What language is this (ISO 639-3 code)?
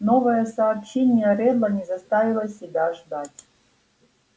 rus